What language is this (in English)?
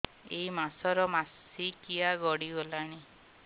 Odia